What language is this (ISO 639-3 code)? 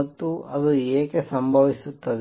kan